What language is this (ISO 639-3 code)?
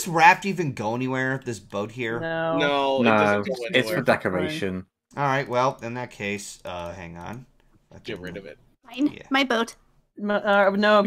eng